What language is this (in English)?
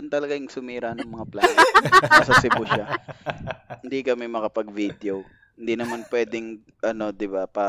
Filipino